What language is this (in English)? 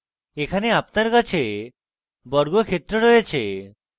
Bangla